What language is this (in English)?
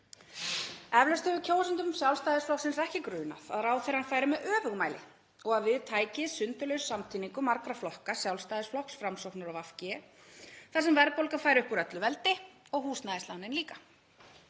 Icelandic